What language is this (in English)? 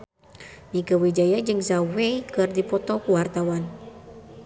Sundanese